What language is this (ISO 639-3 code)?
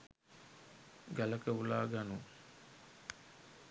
sin